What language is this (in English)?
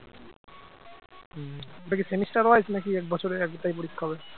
Bangla